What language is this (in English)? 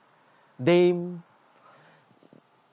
English